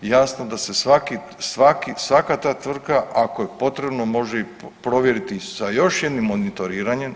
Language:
Croatian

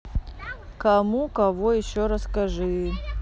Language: Russian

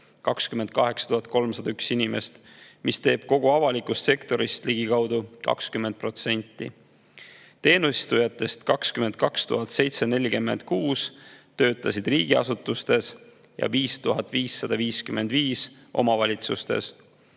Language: Estonian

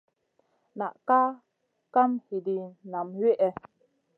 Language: Masana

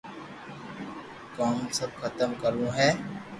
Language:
Loarki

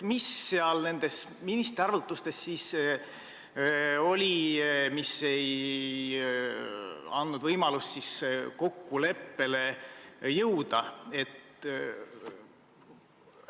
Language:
Estonian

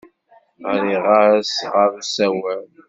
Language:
Kabyle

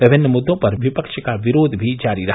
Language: Hindi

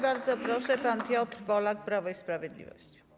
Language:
Polish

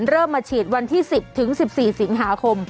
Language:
Thai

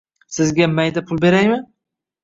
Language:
Uzbek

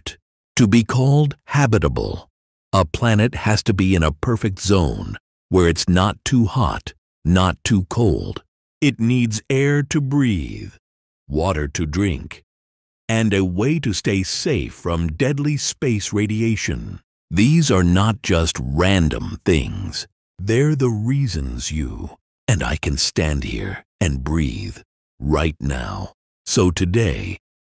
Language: English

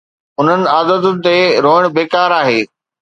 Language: Sindhi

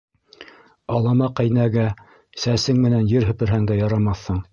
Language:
Bashkir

